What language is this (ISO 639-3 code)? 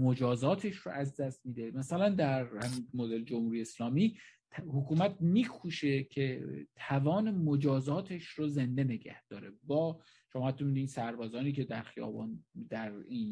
fas